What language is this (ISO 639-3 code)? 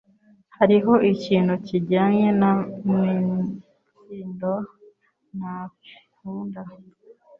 kin